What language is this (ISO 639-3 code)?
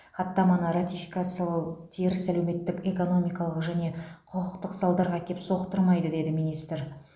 kaz